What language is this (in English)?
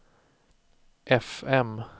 Swedish